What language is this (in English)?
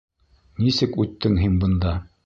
Bashkir